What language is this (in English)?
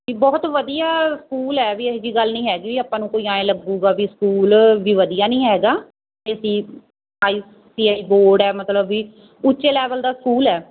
Punjabi